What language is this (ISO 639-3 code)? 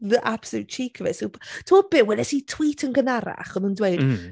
cym